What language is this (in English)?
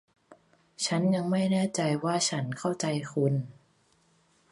Thai